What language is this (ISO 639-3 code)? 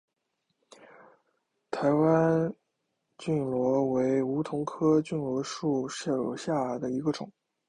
zho